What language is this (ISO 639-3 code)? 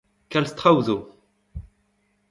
bre